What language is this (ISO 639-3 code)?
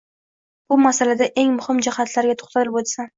uzb